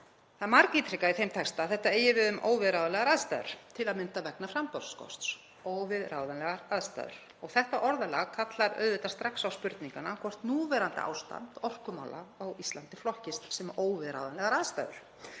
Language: Icelandic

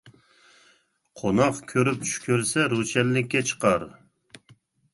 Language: Uyghur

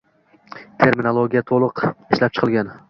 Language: Uzbek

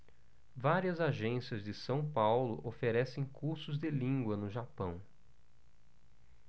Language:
Portuguese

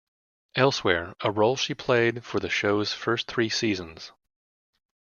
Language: English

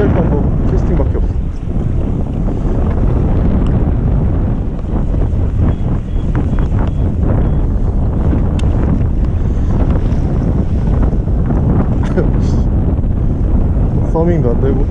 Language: Korean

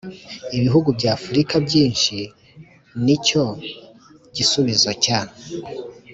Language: Kinyarwanda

